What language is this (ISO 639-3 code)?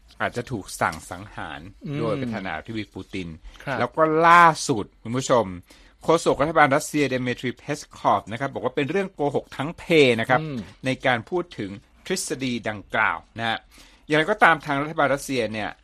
tha